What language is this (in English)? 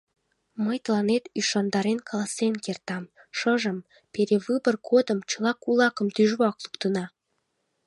Mari